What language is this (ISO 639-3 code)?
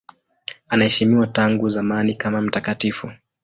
swa